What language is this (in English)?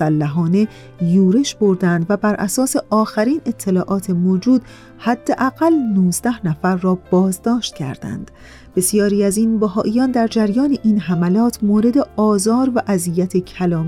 Persian